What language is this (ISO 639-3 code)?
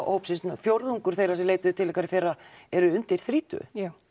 isl